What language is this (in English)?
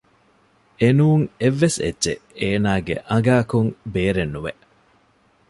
Divehi